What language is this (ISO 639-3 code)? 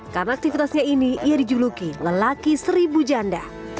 ind